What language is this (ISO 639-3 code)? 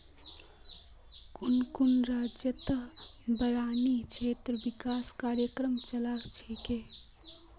mag